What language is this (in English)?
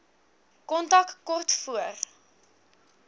Afrikaans